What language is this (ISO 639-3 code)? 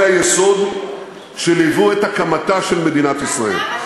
heb